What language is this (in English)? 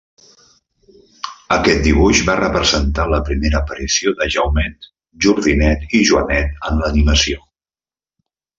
Catalan